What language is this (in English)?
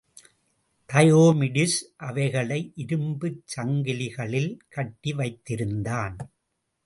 Tamil